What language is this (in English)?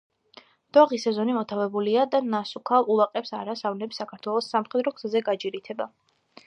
Georgian